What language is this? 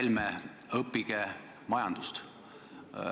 Estonian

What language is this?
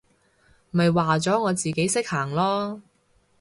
Cantonese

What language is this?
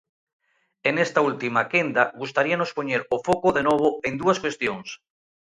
Galician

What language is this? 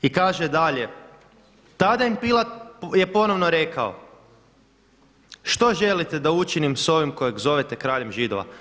Croatian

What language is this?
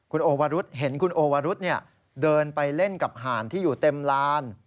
Thai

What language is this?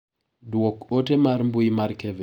Luo (Kenya and Tanzania)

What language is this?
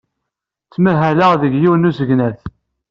Kabyle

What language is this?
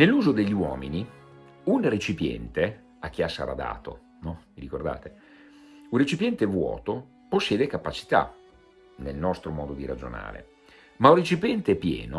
Italian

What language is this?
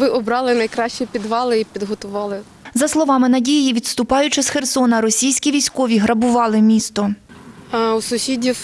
Ukrainian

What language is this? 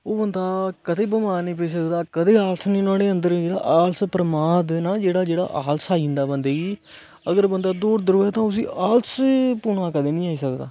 Dogri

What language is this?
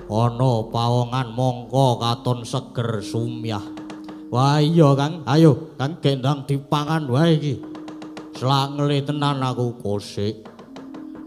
Indonesian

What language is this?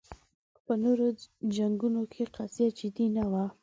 Pashto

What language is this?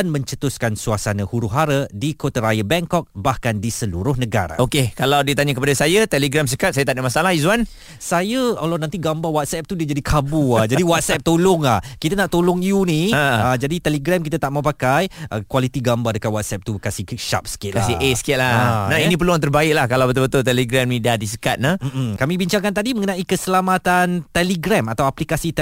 Malay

